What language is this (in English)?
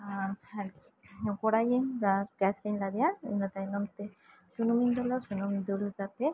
Santali